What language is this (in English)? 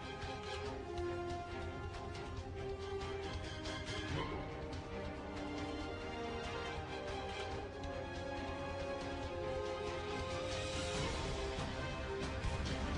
English